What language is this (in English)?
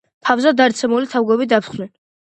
Georgian